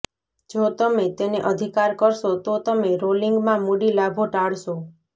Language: Gujarati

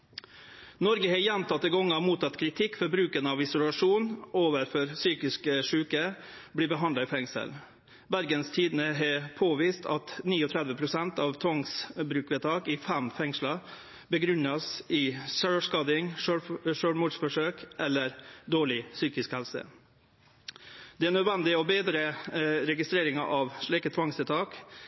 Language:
Norwegian Nynorsk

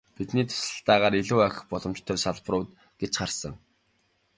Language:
Mongolian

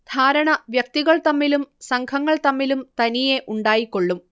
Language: Malayalam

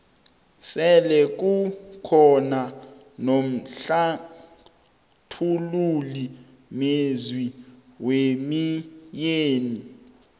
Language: South Ndebele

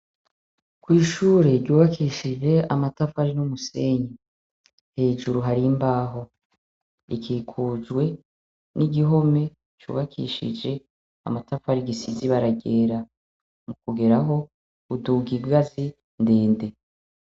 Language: Rundi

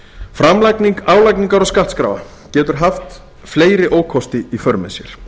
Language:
Icelandic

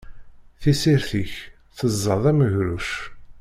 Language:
Kabyle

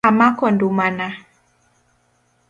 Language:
Luo (Kenya and Tanzania)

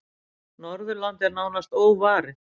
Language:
Icelandic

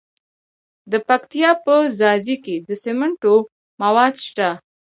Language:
Pashto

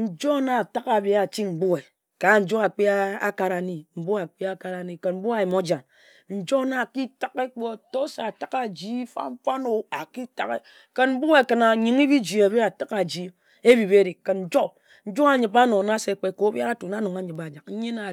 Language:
Ejagham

